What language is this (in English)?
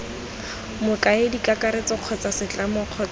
Tswana